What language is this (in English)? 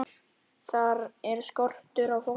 Icelandic